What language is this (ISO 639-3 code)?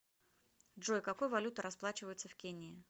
rus